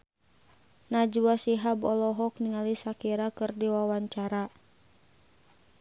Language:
Sundanese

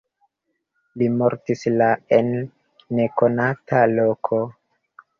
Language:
Esperanto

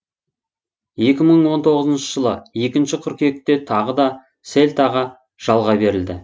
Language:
Kazakh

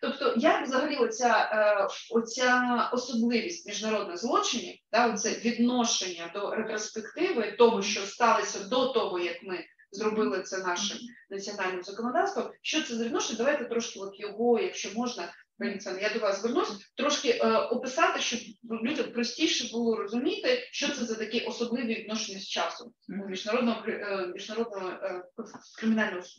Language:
Ukrainian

